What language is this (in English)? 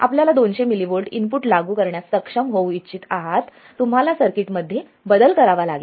Marathi